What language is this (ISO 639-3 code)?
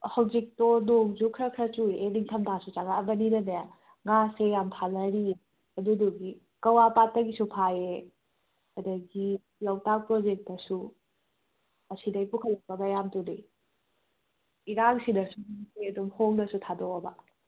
mni